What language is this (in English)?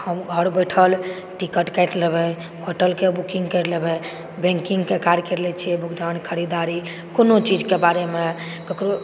Maithili